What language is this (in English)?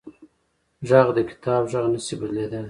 Pashto